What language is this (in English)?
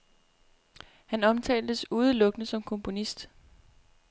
Danish